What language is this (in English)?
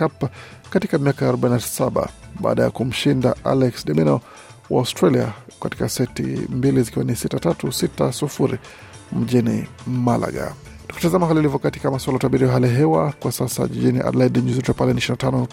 Swahili